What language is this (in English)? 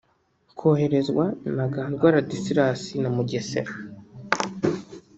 Kinyarwanda